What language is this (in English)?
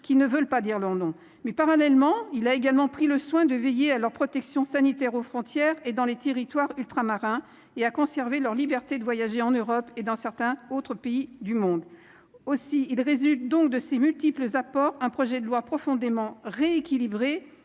French